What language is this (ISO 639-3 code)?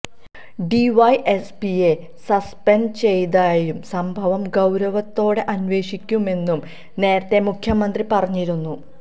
mal